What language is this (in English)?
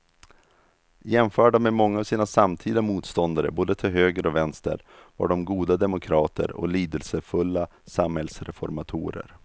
Swedish